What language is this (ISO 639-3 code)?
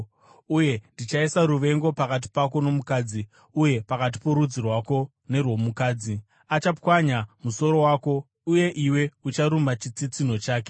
sna